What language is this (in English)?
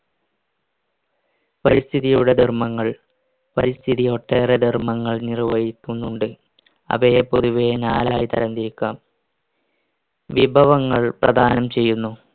Malayalam